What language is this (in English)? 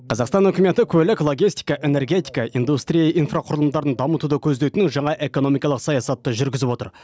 Kazakh